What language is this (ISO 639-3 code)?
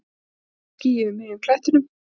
isl